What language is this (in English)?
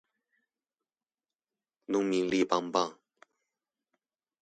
Chinese